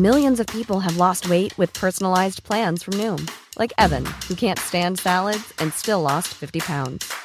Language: Filipino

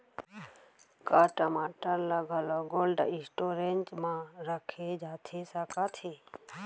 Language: Chhattisgarhi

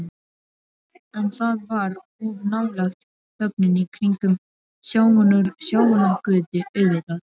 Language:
Icelandic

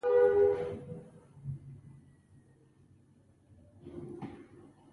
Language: Pashto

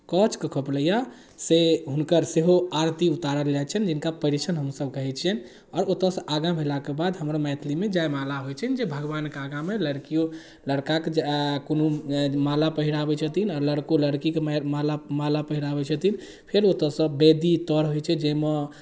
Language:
Maithili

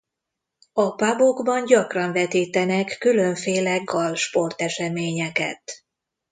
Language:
Hungarian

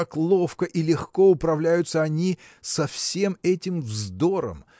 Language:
Russian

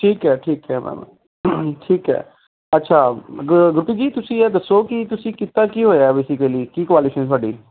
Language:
Punjabi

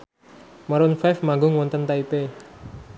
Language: Javanese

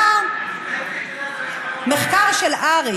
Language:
Hebrew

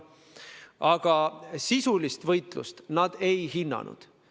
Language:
Estonian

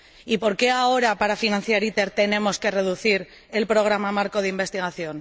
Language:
Spanish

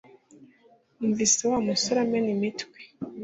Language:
Kinyarwanda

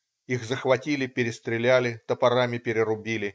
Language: Russian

